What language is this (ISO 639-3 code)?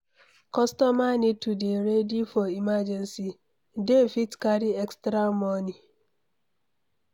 pcm